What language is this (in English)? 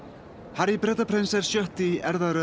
Icelandic